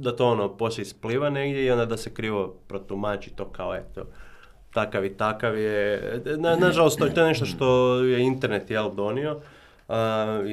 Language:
Croatian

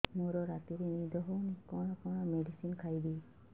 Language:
Odia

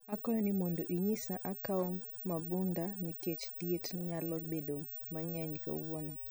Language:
Luo (Kenya and Tanzania)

